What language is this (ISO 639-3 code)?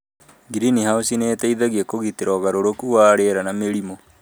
kik